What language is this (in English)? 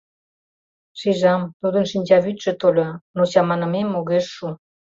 Mari